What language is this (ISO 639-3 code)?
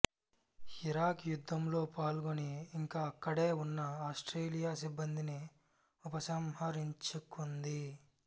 tel